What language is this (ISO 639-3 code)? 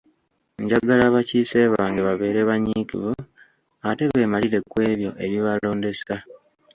lug